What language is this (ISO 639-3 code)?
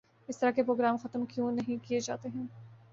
urd